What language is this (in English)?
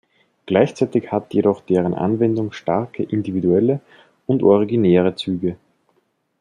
German